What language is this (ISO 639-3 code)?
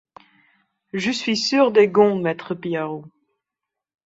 fra